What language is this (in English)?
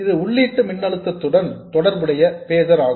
Tamil